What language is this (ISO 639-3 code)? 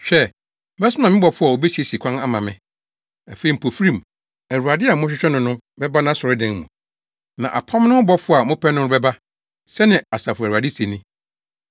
aka